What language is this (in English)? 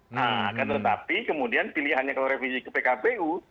Indonesian